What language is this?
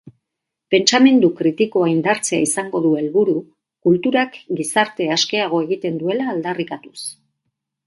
Basque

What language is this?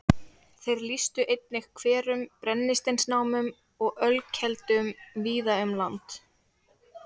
Icelandic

